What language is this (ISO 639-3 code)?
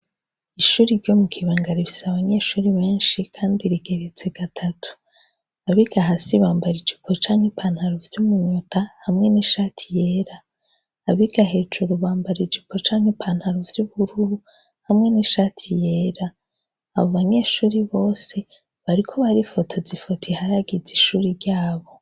run